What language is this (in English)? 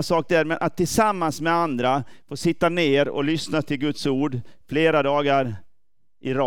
Swedish